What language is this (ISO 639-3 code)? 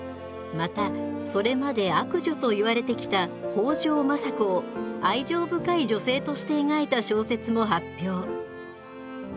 jpn